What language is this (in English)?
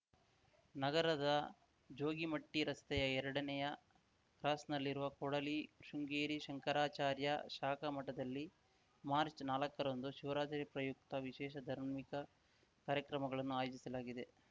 Kannada